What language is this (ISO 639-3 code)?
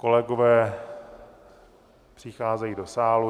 ces